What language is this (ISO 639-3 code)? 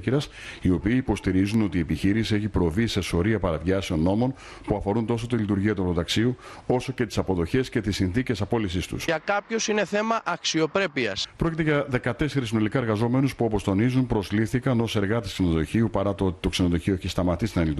ell